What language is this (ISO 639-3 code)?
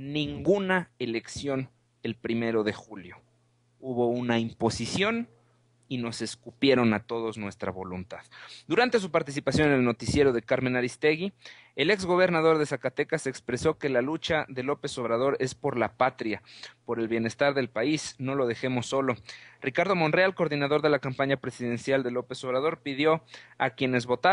spa